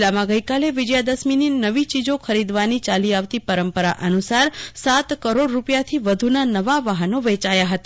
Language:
Gujarati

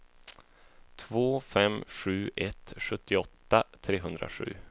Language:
Swedish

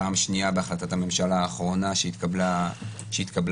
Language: Hebrew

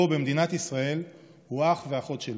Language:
Hebrew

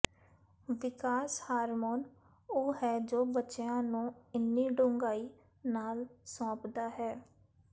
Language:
Punjabi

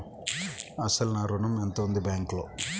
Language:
Telugu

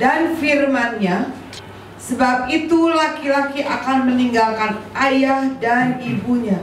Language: Indonesian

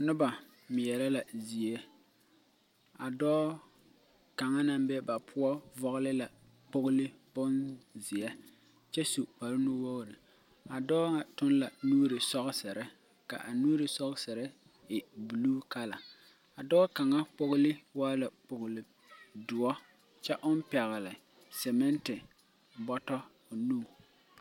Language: Southern Dagaare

